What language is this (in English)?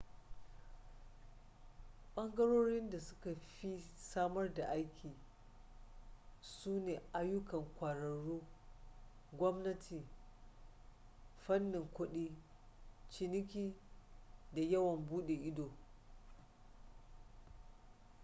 Hausa